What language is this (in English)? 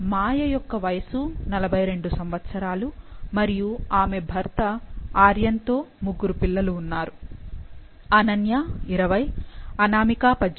Telugu